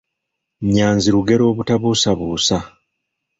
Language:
Ganda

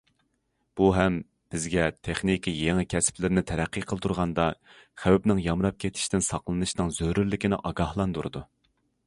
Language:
Uyghur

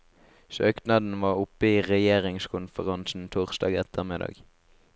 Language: Norwegian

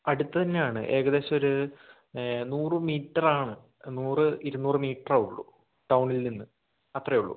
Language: Malayalam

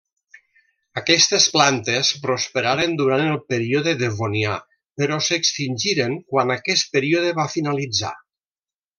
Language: Catalan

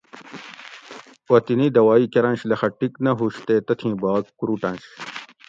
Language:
Gawri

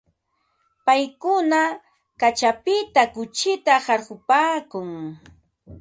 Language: Ambo-Pasco Quechua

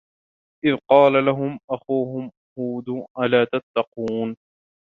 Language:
Arabic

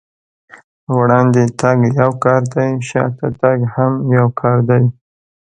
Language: Pashto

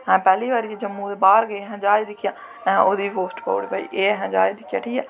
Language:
Dogri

